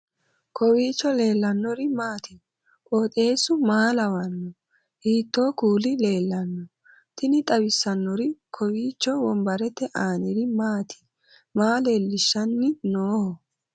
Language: Sidamo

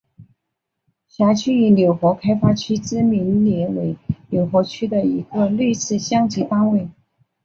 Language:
Chinese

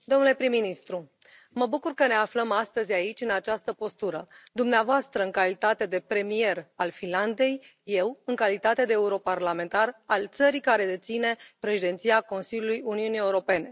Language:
Romanian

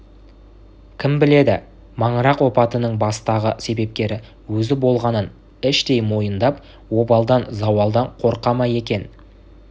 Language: Kazakh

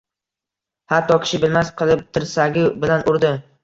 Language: Uzbek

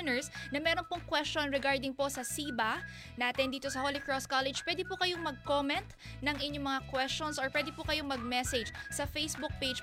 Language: Filipino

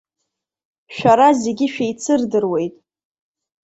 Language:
Abkhazian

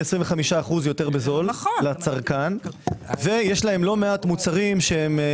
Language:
Hebrew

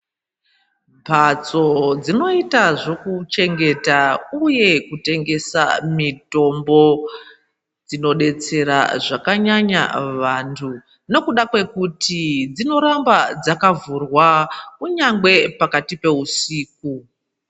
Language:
Ndau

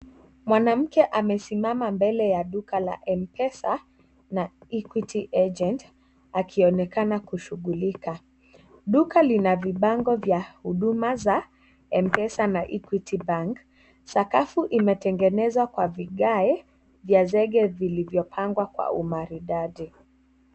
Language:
Swahili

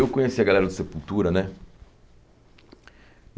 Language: Portuguese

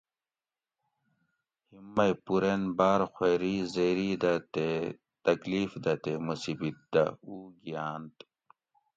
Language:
Gawri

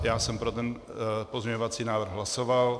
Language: Czech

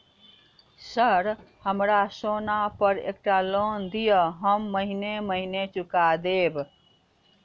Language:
Maithili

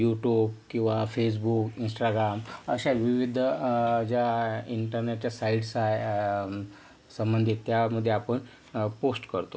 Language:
Marathi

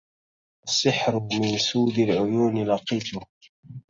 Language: Arabic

